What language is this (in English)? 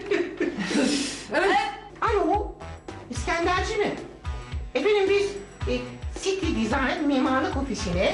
Turkish